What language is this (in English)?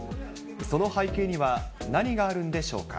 Japanese